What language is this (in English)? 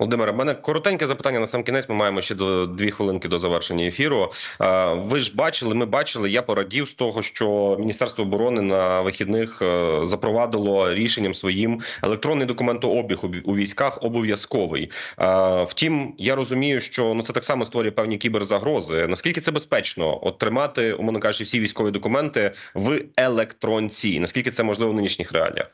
Ukrainian